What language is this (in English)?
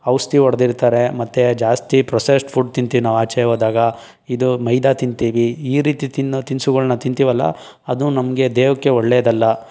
Kannada